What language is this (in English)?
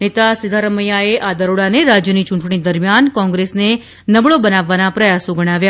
Gujarati